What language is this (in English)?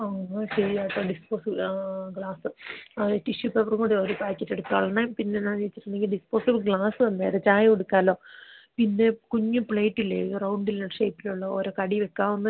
Malayalam